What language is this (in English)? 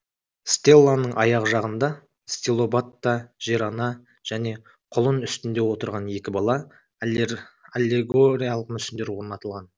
Kazakh